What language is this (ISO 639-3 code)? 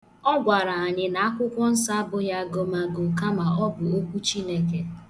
ibo